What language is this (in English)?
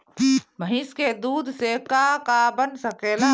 Bhojpuri